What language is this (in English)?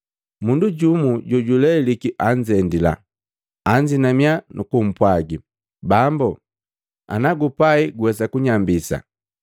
Matengo